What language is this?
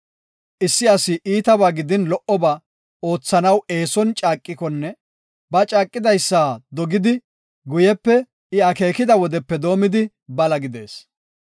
Gofa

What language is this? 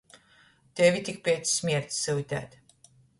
Latgalian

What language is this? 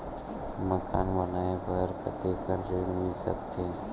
Chhattisgarhi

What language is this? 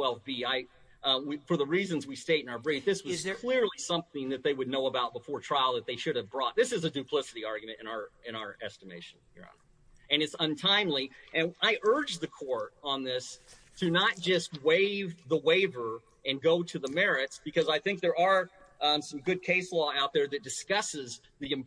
English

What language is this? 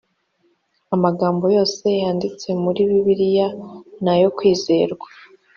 Kinyarwanda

